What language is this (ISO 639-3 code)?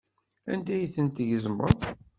kab